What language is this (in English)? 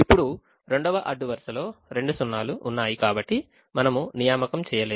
Telugu